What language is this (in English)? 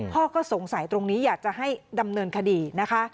Thai